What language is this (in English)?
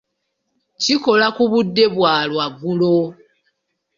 Ganda